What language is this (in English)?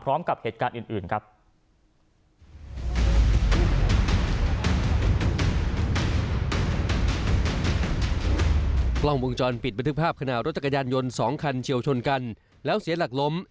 Thai